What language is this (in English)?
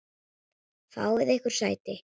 Icelandic